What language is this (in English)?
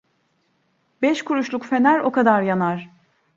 Turkish